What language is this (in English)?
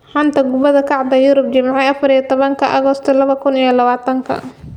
Somali